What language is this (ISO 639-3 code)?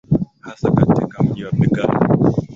swa